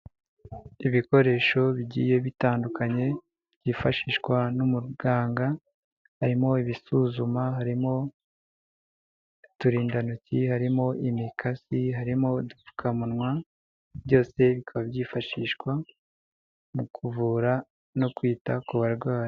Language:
Kinyarwanda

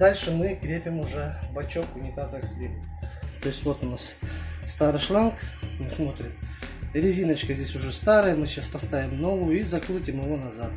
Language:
Russian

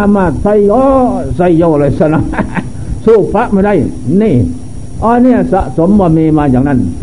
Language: Thai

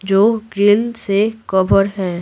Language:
Hindi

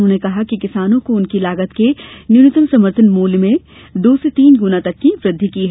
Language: Hindi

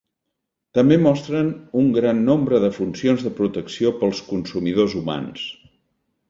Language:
Catalan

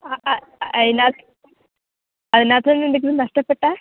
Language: Malayalam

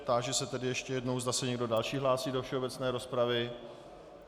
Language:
Czech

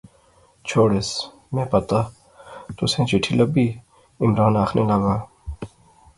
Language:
Pahari-Potwari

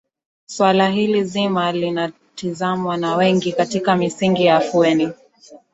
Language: Swahili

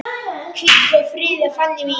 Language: Icelandic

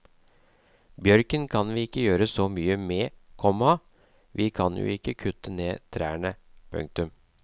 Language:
Norwegian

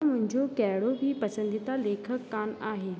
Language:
Sindhi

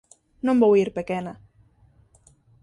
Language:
Galician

